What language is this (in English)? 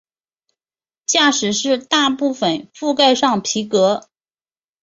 Chinese